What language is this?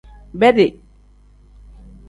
Tem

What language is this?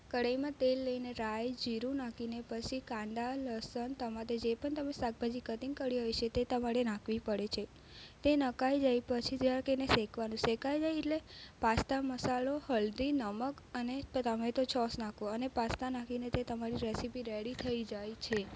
Gujarati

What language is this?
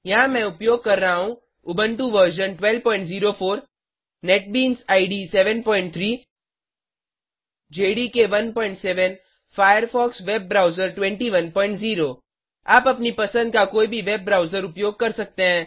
Hindi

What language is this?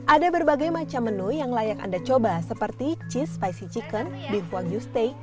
Indonesian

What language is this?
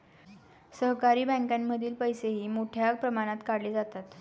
Marathi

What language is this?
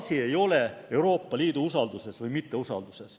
Estonian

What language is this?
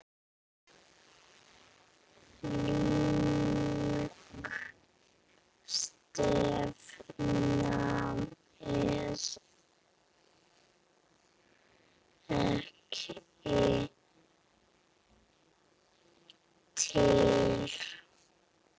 Icelandic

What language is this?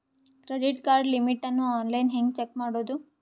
Kannada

